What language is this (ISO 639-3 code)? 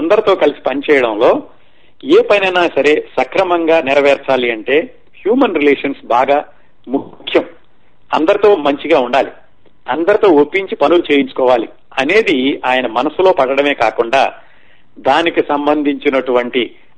tel